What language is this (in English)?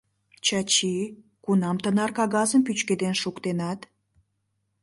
Mari